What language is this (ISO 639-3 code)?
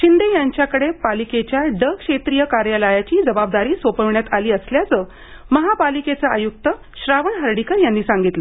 mar